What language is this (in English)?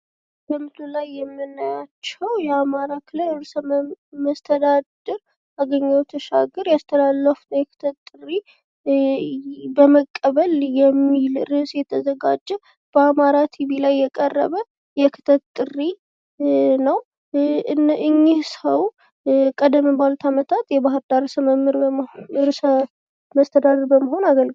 Amharic